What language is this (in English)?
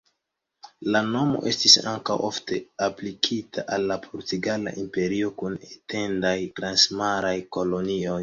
Esperanto